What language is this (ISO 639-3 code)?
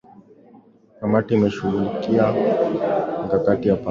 swa